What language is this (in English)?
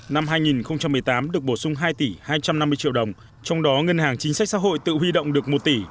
Vietnamese